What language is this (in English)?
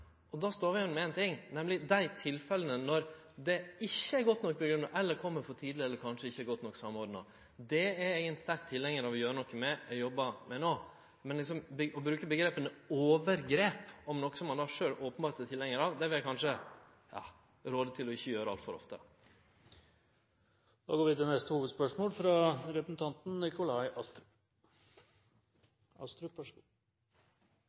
Norwegian Nynorsk